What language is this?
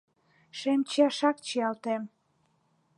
Mari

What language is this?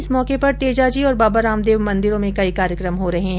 Hindi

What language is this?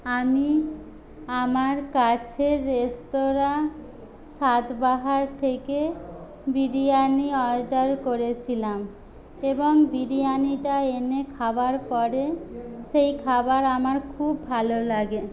Bangla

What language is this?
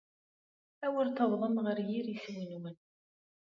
Kabyle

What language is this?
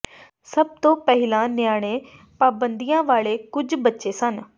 Punjabi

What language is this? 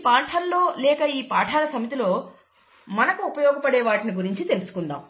Telugu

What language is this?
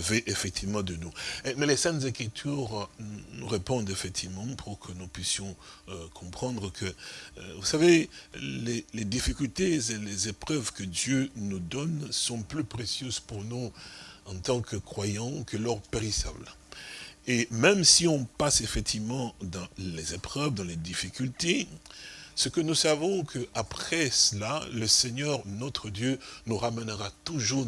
French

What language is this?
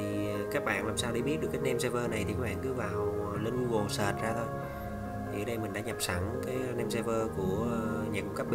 Vietnamese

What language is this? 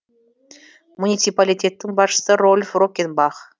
Kazakh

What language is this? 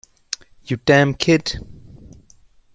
English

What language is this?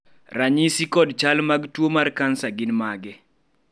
Luo (Kenya and Tanzania)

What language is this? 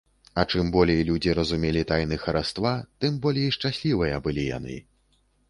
Belarusian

